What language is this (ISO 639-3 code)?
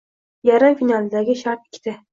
uzb